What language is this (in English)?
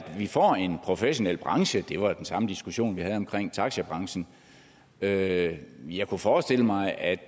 Danish